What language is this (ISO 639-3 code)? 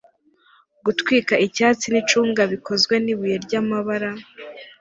kin